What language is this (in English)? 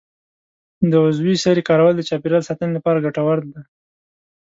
Pashto